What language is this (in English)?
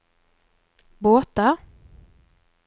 Norwegian